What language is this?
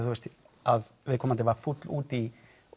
Icelandic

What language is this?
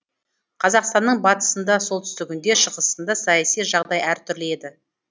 Kazakh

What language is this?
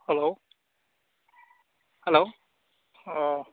Bodo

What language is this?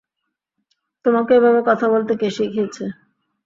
Bangla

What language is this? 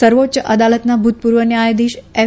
Gujarati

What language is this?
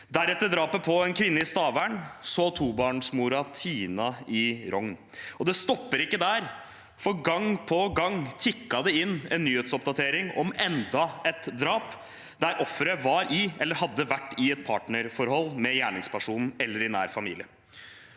Norwegian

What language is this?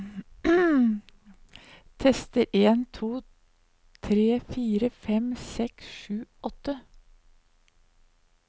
Norwegian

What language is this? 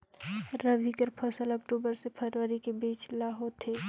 Chhattisgarhi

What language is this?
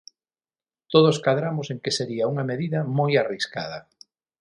Galician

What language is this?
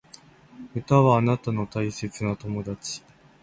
Japanese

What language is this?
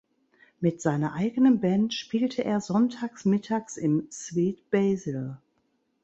German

